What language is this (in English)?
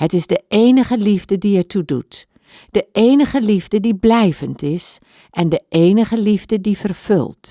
Dutch